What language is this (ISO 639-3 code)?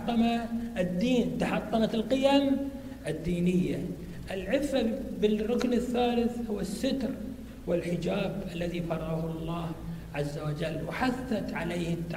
ara